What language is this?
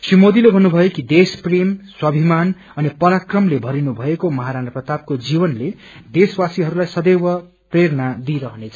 Nepali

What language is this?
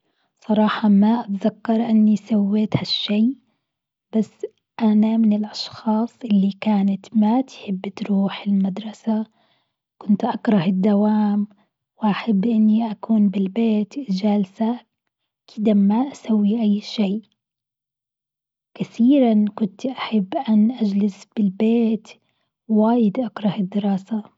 Gulf Arabic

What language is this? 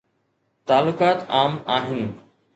Sindhi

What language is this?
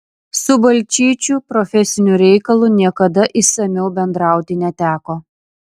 Lithuanian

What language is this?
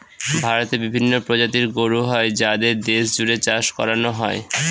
Bangla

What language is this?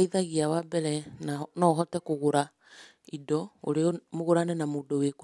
Kikuyu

